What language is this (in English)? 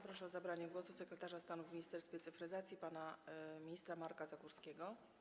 Polish